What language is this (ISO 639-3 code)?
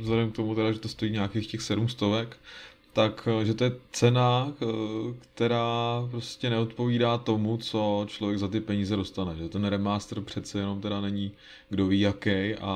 ces